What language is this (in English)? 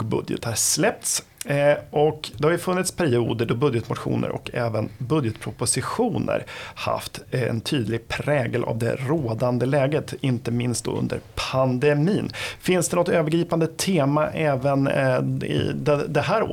Swedish